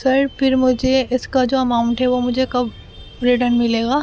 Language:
Urdu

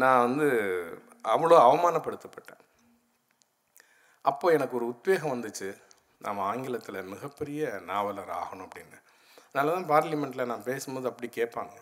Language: Tamil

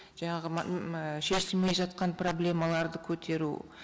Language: Kazakh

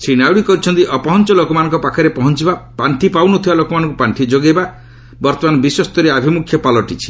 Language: Odia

